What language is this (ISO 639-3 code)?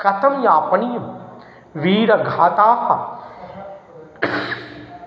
san